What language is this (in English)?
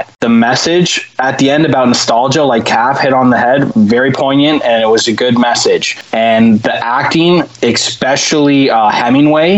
English